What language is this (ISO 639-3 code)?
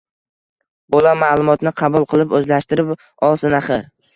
uzb